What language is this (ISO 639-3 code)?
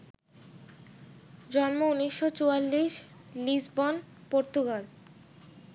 ben